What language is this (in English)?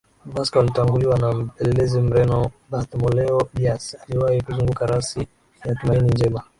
Swahili